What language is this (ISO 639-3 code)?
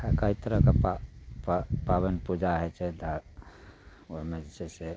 mai